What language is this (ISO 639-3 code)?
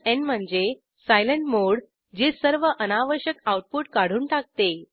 mar